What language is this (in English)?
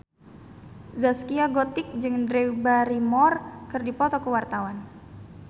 Sundanese